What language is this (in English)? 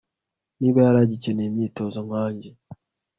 Kinyarwanda